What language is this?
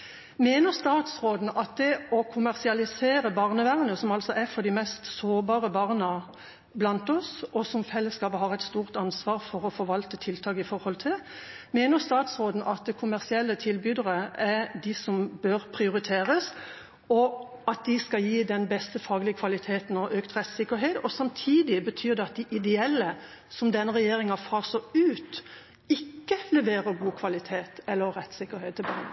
Norwegian Bokmål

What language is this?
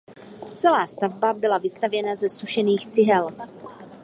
Czech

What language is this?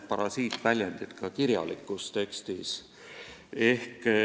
Estonian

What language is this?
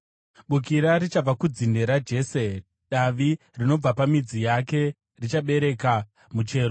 Shona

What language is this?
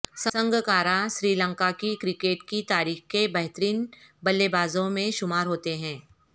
Urdu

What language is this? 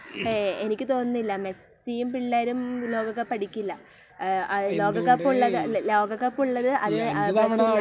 Malayalam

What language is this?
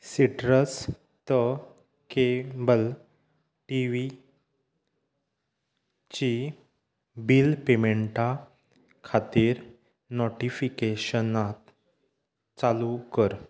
Konkani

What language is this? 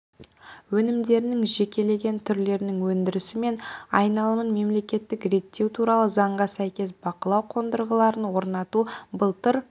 Kazakh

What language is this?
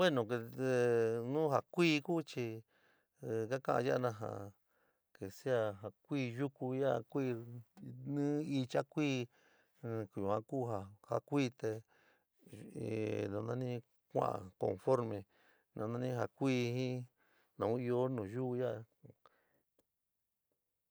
San Miguel El Grande Mixtec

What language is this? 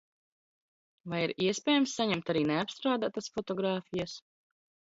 Latvian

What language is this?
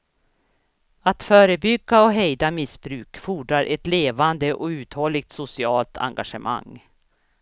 Swedish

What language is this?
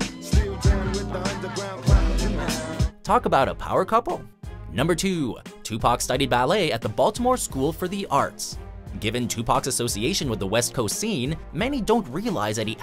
English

